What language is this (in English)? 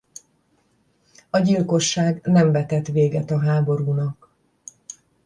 Hungarian